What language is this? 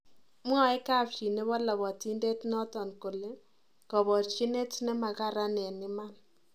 Kalenjin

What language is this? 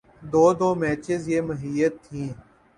Urdu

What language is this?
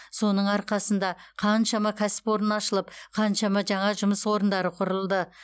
Kazakh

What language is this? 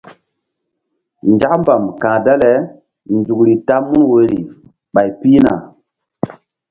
Mbum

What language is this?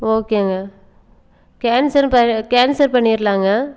Tamil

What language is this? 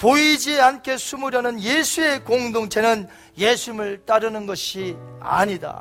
Korean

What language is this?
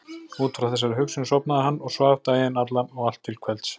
Icelandic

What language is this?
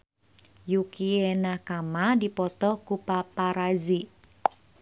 Sundanese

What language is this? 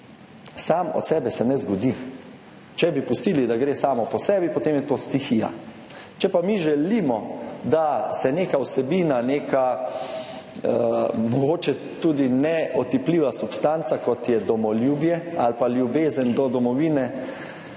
Slovenian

